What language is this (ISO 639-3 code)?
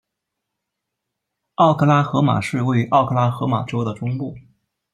zho